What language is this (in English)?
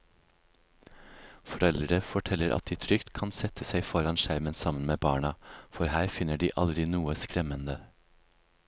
Norwegian